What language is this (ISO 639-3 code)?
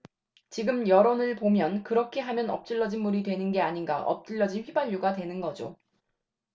kor